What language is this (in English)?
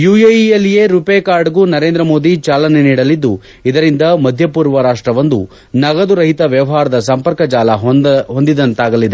Kannada